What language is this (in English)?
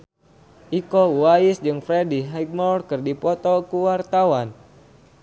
Sundanese